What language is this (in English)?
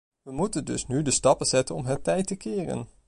Dutch